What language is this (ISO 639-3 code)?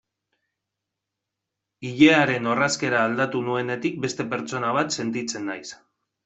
eus